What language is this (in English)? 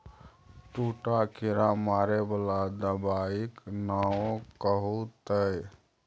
Maithili